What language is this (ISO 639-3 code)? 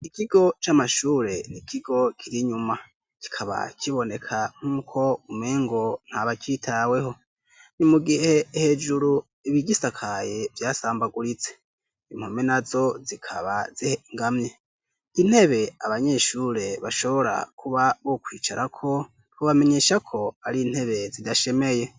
run